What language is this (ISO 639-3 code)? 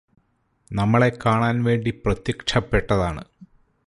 mal